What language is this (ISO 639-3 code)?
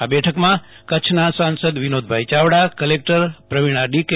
guj